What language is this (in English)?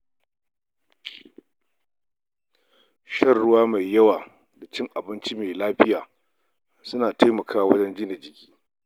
Hausa